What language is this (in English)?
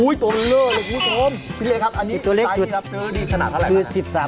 Thai